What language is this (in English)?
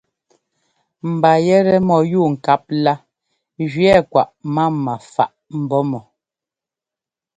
Ngomba